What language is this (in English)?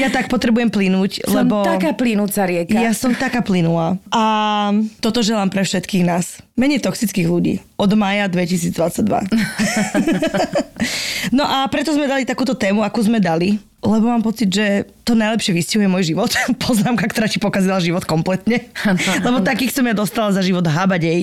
Slovak